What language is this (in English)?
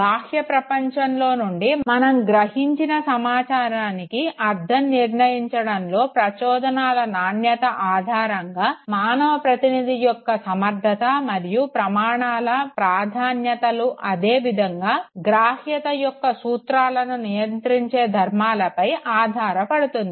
Telugu